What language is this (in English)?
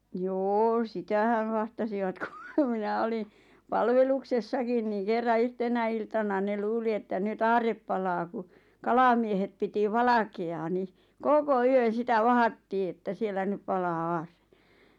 Finnish